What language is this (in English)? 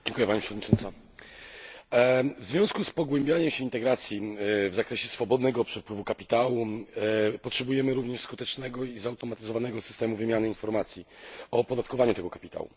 Polish